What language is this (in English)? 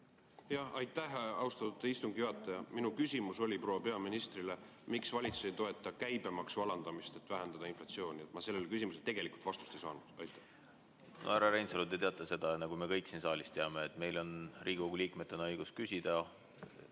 Estonian